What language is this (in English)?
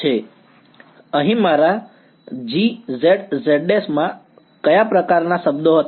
Gujarati